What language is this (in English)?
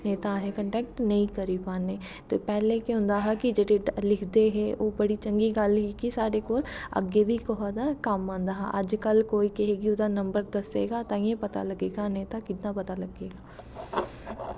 Dogri